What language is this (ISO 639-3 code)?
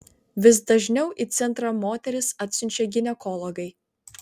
lit